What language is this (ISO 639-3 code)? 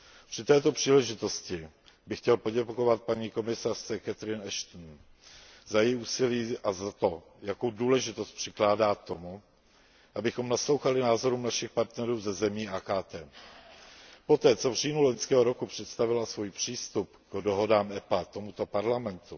ces